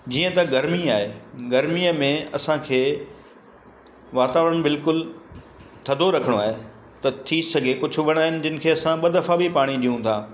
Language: Sindhi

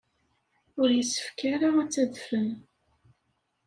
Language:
Kabyle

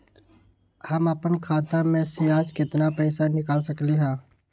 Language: Magahi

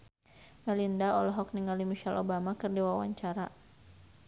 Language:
Sundanese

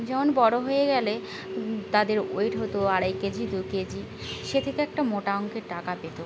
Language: Bangla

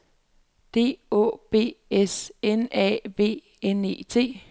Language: Danish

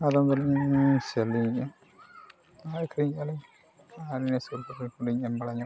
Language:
Santali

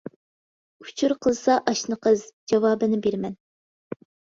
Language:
Uyghur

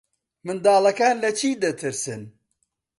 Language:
Central Kurdish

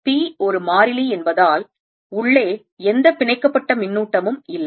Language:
Tamil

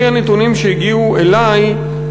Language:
Hebrew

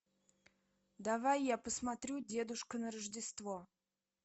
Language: Russian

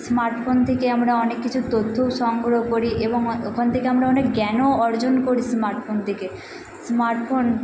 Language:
Bangla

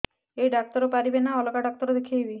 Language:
Odia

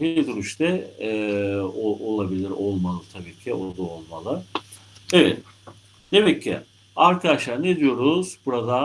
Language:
Turkish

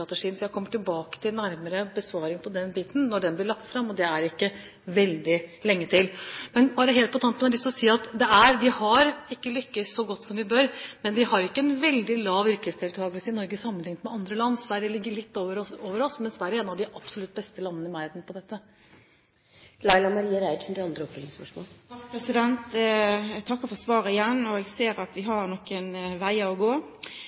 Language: Norwegian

